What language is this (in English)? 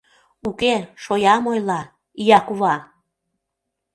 Mari